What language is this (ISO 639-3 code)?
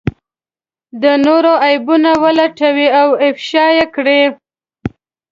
pus